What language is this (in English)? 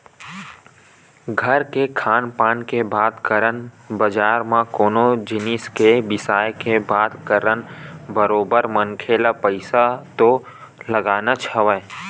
Chhattisgarhi